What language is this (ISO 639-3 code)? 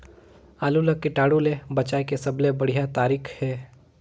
hne